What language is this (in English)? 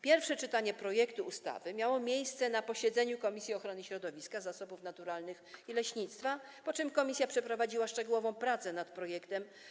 Polish